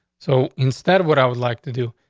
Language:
English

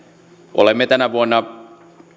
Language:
Finnish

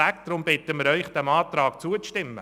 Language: Swiss German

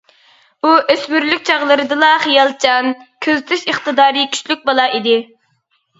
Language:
Uyghur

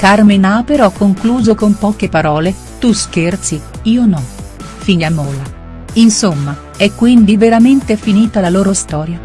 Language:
Italian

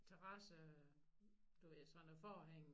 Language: Danish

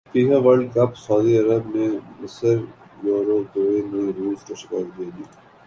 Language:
Urdu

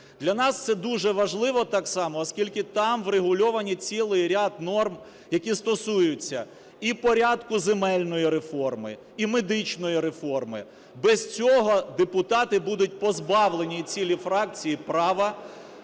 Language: Ukrainian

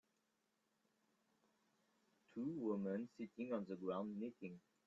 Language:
English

